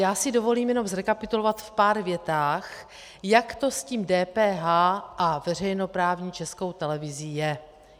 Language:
Czech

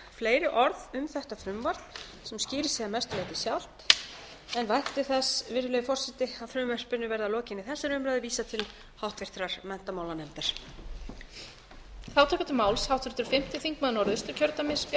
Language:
Icelandic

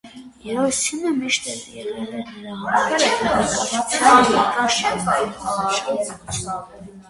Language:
Armenian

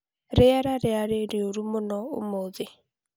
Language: Kikuyu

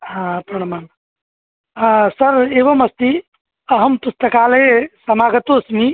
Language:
Sanskrit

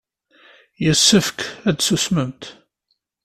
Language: Kabyle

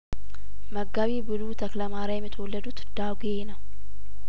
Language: Amharic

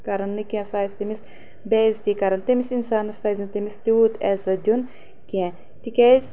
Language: Kashmiri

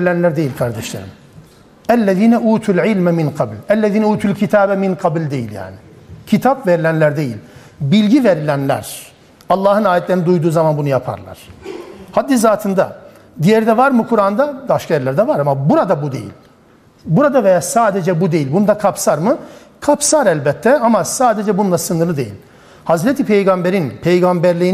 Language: Turkish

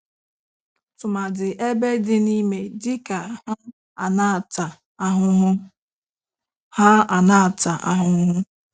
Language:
Igbo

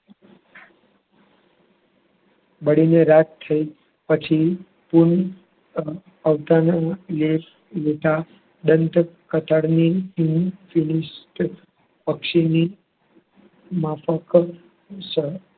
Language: Gujarati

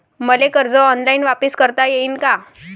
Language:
Marathi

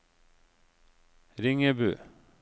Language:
Norwegian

